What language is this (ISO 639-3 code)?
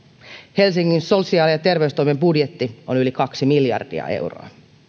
fin